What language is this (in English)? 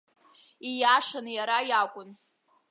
Abkhazian